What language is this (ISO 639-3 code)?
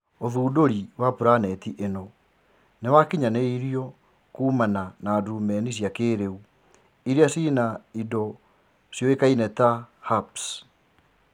kik